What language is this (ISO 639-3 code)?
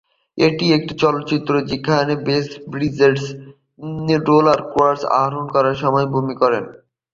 ben